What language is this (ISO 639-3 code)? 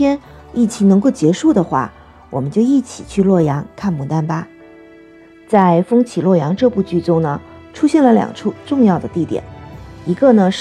zho